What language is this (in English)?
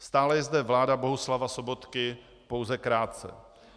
Czech